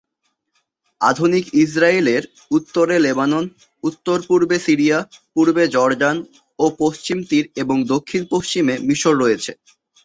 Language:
Bangla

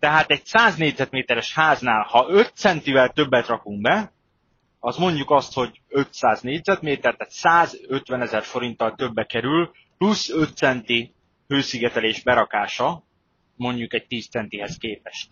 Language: Hungarian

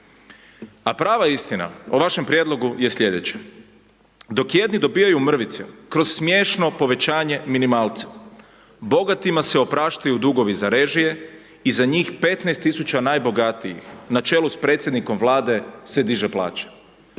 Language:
Croatian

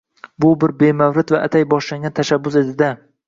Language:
Uzbek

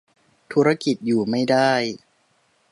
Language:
Thai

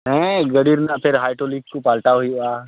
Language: Santali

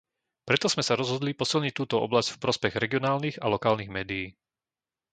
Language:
Slovak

